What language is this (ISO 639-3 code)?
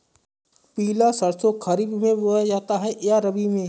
hin